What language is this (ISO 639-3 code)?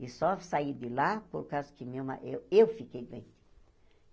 por